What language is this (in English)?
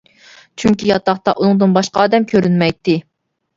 Uyghur